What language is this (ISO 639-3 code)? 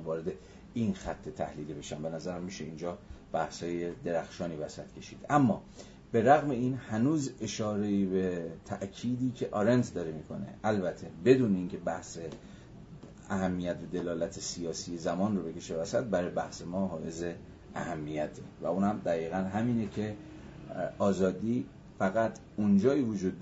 fas